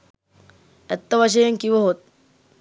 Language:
Sinhala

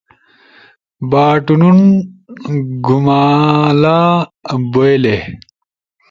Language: Ushojo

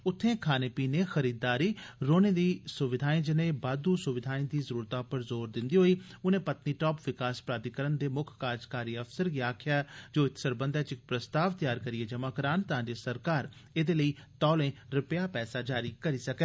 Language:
Dogri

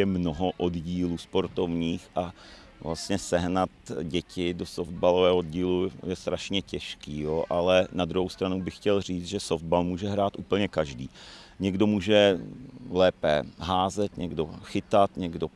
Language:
Czech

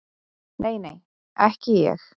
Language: Icelandic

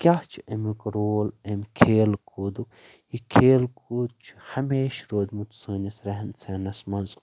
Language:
Kashmiri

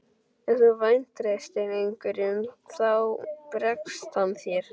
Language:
Icelandic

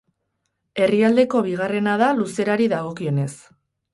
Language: Basque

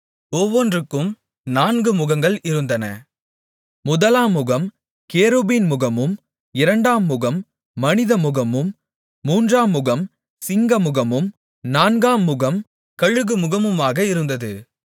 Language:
Tamil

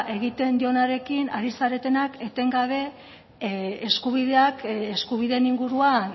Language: Basque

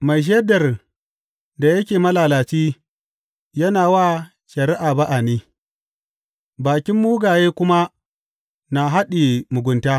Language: Hausa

